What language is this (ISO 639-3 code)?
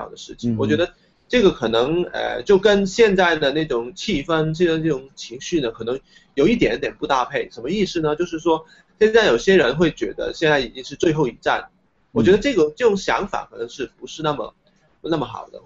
zho